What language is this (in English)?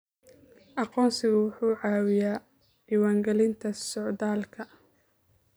Somali